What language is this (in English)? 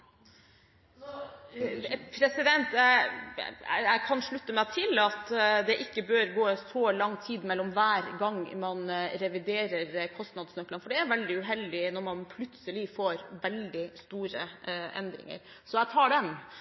Norwegian Bokmål